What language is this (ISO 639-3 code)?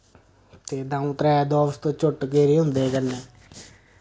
doi